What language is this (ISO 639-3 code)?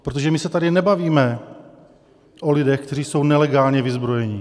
ces